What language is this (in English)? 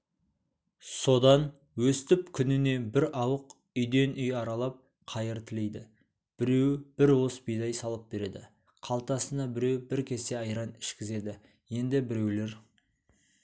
Kazakh